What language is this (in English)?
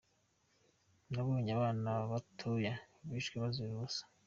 Kinyarwanda